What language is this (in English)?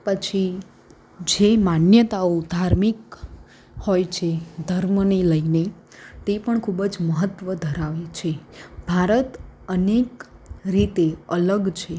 Gujarati